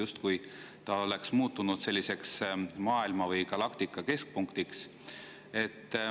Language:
Estonian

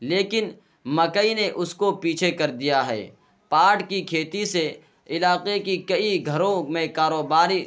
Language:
Urdu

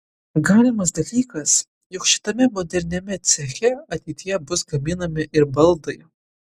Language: Lithuanian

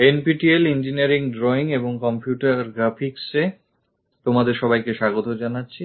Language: Bangla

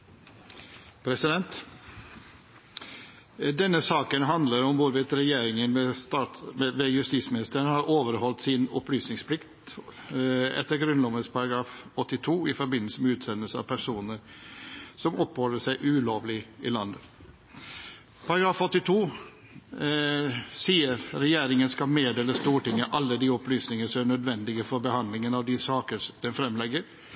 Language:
Norwegian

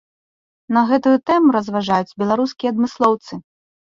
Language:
Belarusian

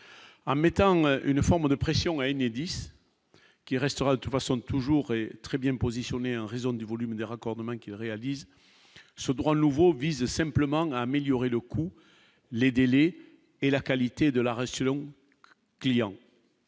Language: French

